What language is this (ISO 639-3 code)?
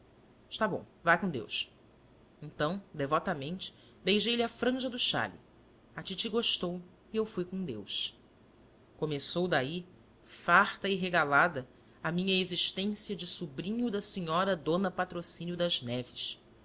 por